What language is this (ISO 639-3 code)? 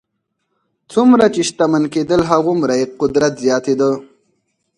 pus